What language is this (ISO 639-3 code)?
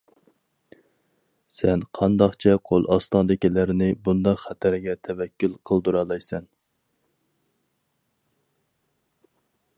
uig